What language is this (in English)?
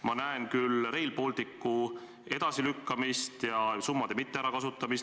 Estonian